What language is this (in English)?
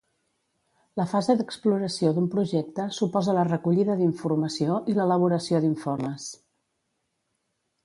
Catalan